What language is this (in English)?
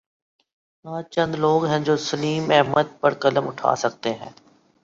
Urdu